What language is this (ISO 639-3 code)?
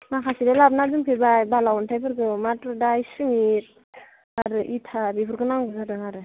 brx